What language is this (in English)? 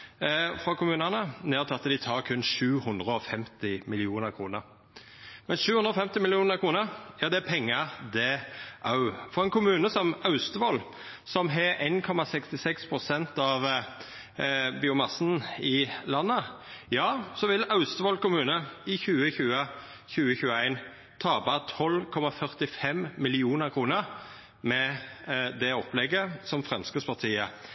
Norwegian Nynorsk